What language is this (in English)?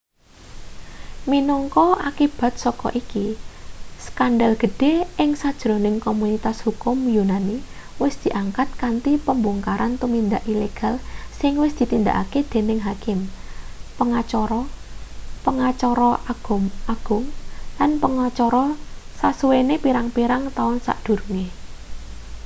Javanese